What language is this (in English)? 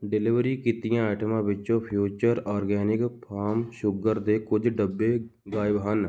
Punjabi